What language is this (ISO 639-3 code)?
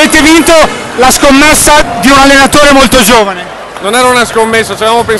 ita